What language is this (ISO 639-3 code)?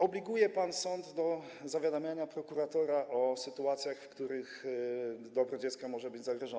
pol